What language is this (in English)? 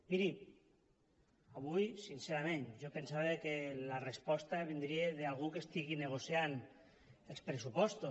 Catalan